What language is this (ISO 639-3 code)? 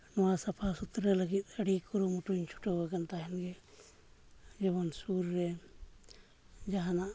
sat